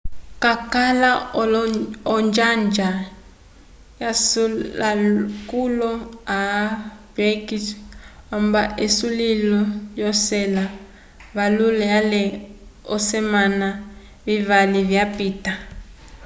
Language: Umbundu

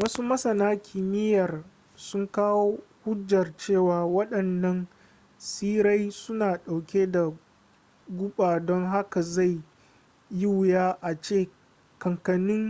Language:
Hausa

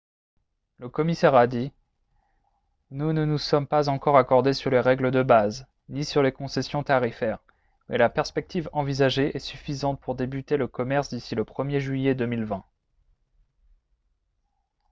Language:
French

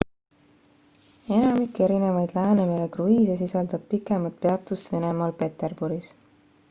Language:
Estonian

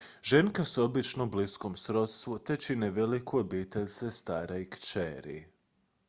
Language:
Croatian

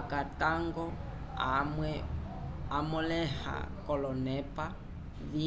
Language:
Umbundu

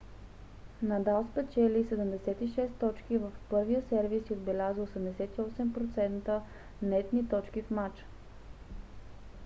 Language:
Bulgarian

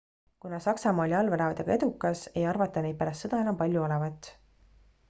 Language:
Estonian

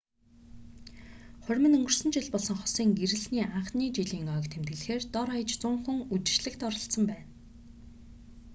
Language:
Mongolian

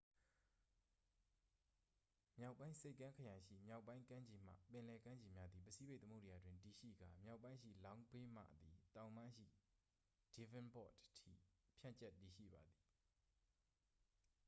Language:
Burmese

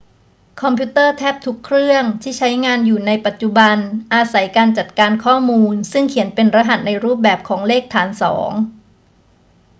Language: Thai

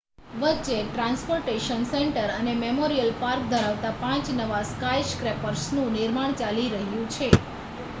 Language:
Gujarati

